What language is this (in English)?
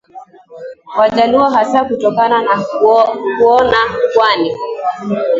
Swahili